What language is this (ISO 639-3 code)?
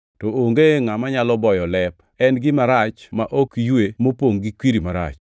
luo